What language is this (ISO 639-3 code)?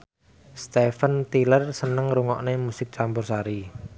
jav